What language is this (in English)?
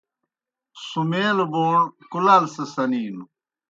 Kohistani Shina